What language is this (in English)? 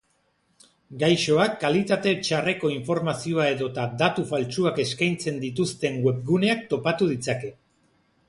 Basque